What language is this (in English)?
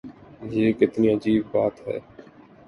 Urdu